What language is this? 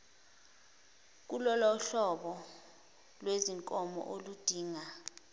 Zulu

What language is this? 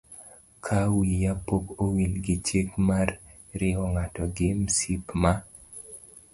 Luo (Kenya and Tanzania)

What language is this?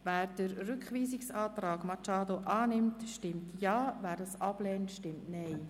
Swiss German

